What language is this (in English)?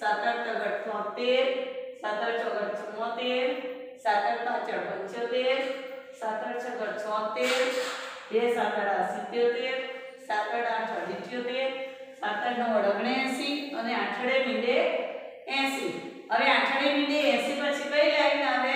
Hindi